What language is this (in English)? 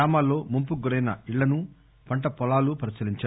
Telugu